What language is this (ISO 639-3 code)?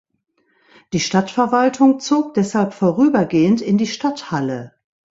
deu